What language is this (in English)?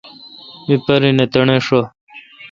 Kalkoti